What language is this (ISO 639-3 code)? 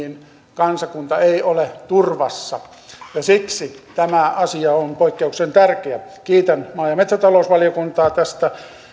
fin